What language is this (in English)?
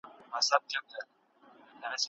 Pashto